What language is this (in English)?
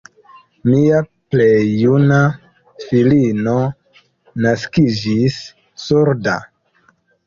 Esperanto